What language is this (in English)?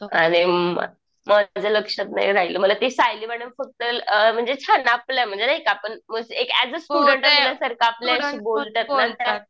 Marathi